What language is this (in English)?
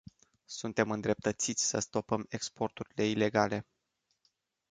Romanian